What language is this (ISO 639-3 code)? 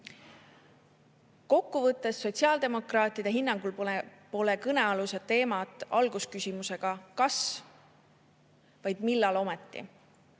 est